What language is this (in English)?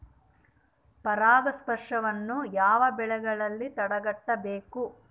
Kannada